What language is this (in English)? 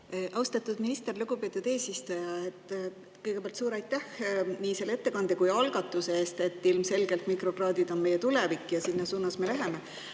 Estonian